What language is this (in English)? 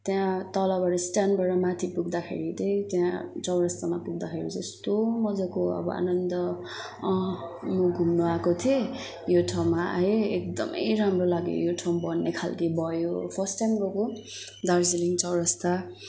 Nepali